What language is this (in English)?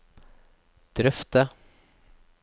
Norwegian